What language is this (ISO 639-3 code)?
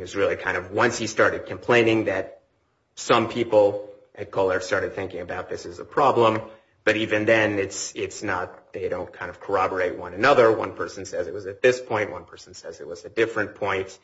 eng